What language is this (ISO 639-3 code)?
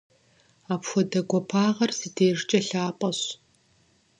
kbd